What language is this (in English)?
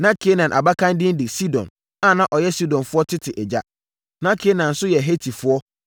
Akan